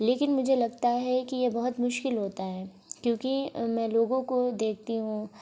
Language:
Urdu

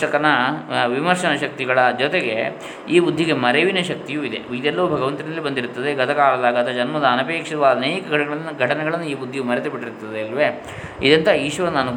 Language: Kannada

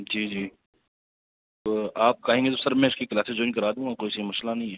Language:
Urdu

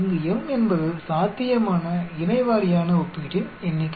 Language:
Tamil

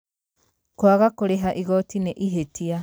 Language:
Kikuyu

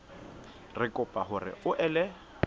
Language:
Southern Sotho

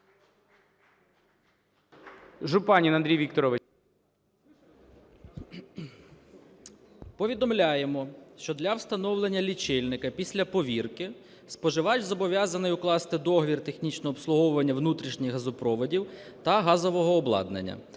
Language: Ukrainian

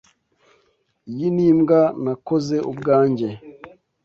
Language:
Kinyarwanda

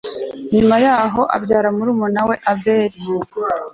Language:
Kinyarwanda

